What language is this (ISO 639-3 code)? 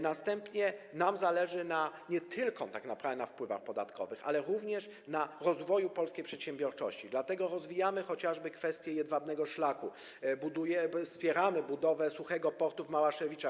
pol